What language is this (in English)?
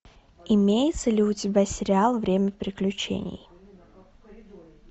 Russian